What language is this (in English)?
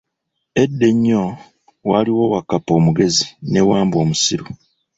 Ganda